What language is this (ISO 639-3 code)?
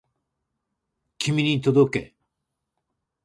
jpn